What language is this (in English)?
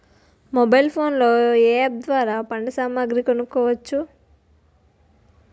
Telugu